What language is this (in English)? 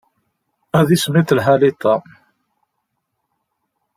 Kabyle